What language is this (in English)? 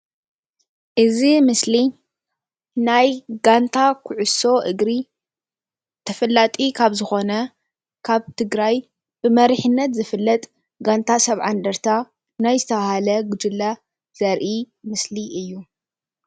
Tigrinya